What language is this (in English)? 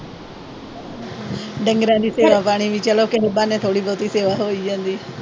Punjabi